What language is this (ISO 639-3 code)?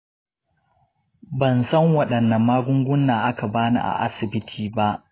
hau